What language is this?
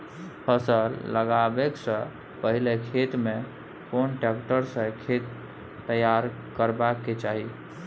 Maithili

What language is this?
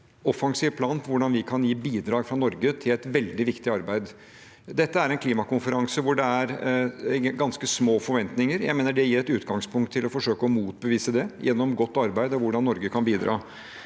Norwegian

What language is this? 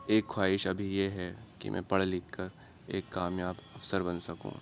Urdu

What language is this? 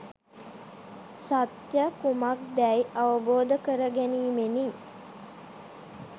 Sinhala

